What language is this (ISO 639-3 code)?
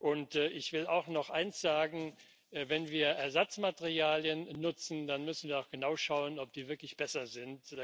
deu